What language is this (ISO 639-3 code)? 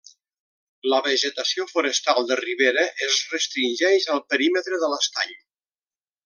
cat